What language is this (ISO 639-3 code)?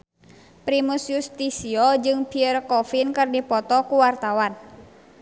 sun